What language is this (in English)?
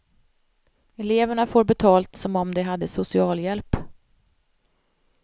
Swedish